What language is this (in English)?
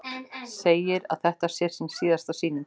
Icelandic